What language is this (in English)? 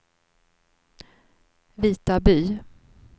Swedish